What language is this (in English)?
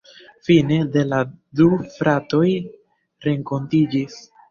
Esperanto